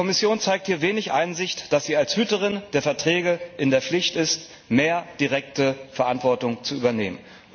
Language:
German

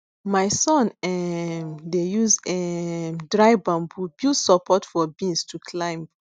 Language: Nigerian Pidgin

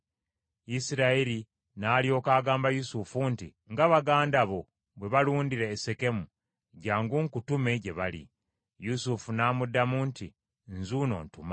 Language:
Ganda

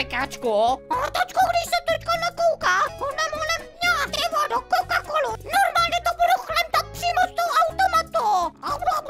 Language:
Czech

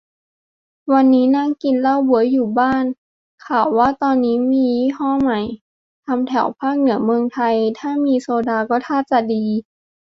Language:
Thai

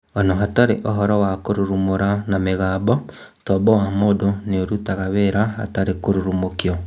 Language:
Kikuyu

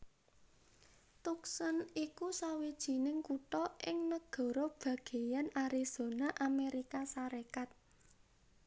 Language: Javanese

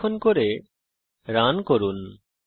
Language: Bangla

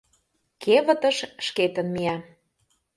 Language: Mari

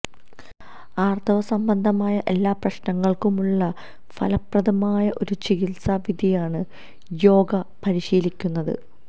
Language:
Malayalam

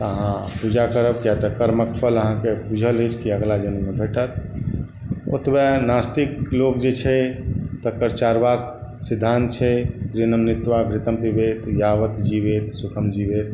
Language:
Maithili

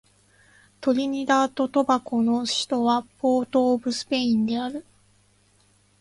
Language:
Japanese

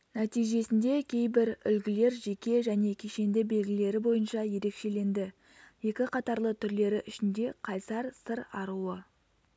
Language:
Kazakh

